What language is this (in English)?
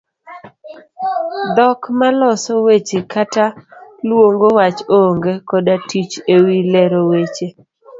Luo (Kenya and Tanzania)